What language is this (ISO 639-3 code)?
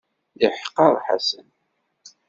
kab